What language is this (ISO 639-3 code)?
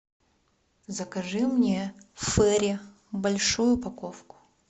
rus